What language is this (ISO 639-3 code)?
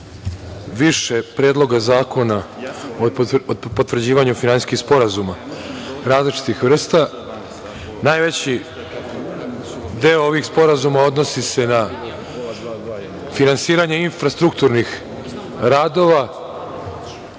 srp